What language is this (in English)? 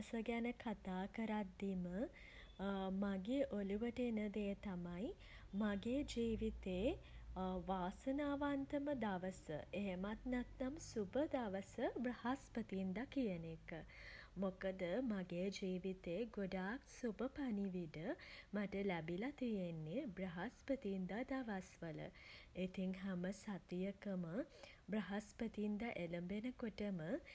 Sinhala